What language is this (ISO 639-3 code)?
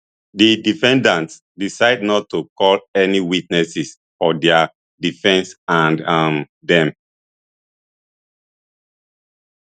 pcm